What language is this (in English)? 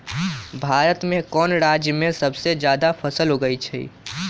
Magahi